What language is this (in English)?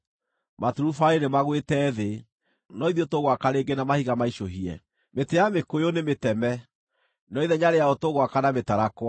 Kikuyu